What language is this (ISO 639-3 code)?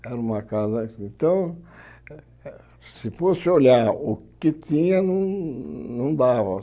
por